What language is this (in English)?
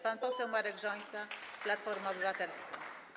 Polish